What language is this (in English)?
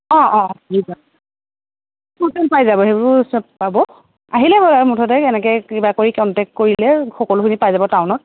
Assamese